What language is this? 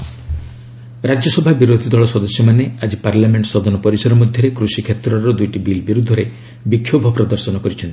Odia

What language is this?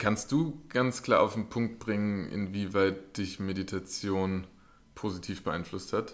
German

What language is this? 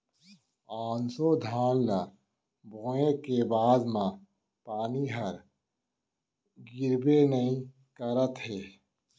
Chhattisgarhi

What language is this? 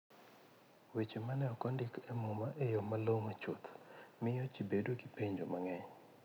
Luo (Kenya and Tanzania)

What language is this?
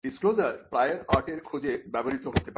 Bangla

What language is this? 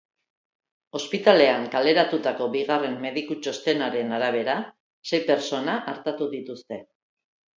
Basque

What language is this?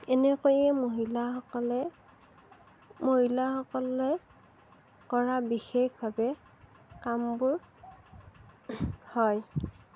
Assamese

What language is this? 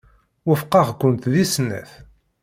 Kabyle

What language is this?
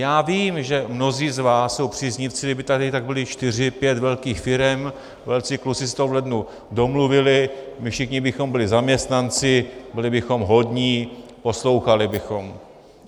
Czech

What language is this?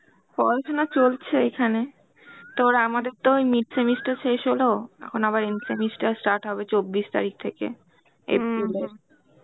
Bangla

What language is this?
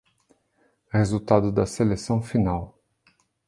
Portuguese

